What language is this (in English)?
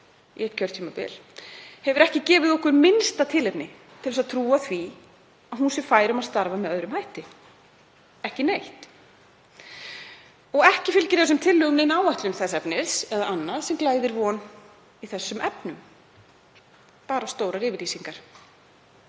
Icelandic